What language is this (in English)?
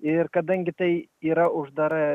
Lithuanian